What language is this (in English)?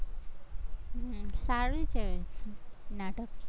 Gujarati